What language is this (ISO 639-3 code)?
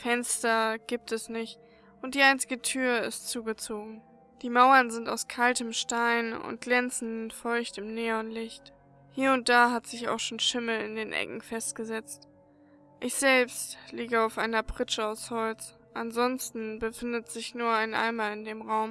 deu